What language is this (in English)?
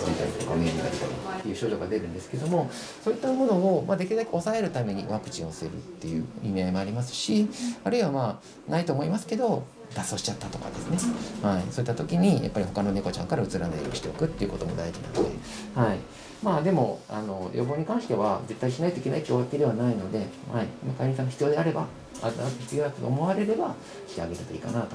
Japanese